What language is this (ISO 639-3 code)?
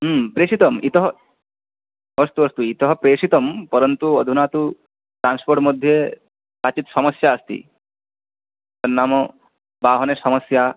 san